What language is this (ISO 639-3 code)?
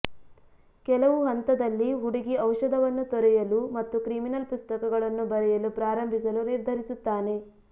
kan